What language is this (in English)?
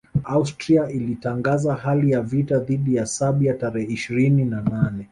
Swahili